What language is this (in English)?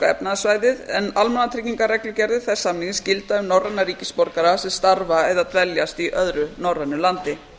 Icelandic